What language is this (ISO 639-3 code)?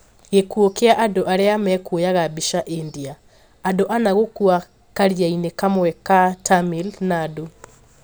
kik